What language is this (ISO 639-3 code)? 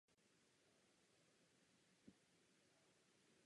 ces